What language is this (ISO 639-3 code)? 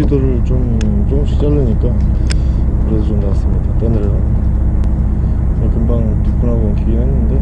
kor